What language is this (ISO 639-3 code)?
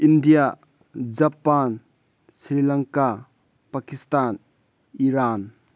mni